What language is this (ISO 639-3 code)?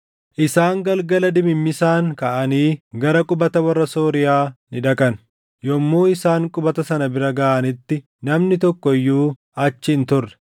orm